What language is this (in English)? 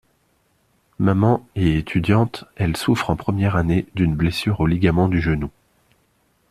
French